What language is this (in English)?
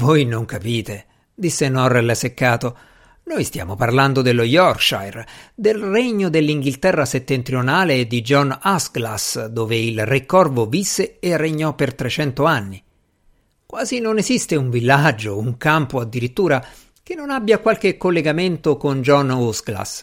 Italian